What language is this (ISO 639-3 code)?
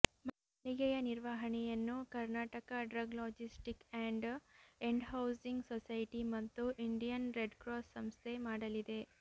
kan